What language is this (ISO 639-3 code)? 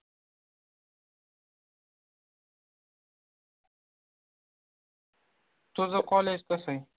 mar